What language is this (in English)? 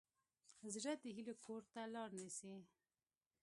Pashto